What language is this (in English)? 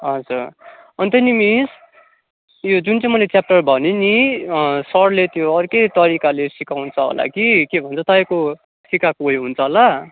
Nepali